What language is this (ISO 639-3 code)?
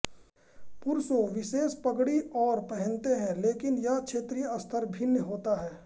hin